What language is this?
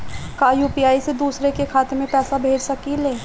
Bhojpuri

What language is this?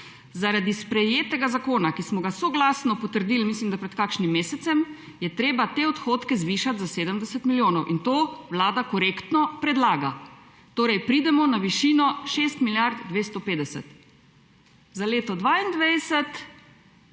Slovenian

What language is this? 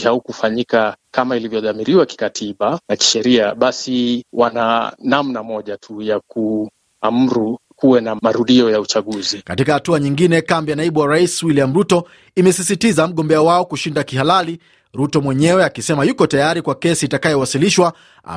Swahili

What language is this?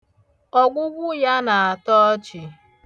Igbo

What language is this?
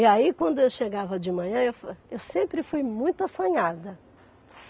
Portuguese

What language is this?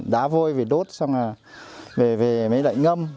Vietnamese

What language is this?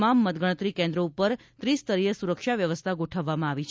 Gujarati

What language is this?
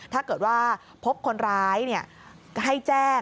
Thai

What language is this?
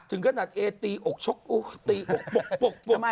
Thai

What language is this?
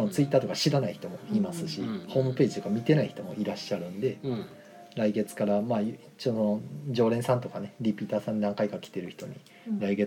Japanese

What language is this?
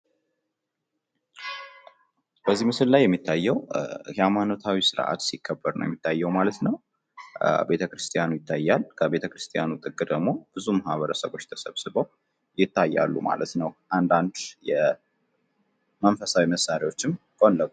Amharic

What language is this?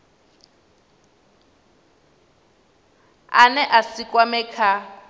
Venda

